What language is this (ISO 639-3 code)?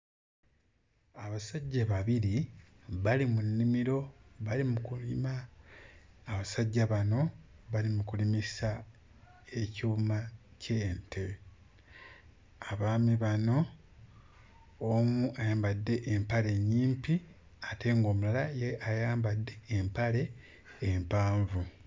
lug